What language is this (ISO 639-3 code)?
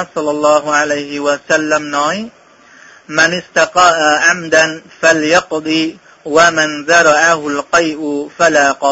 vie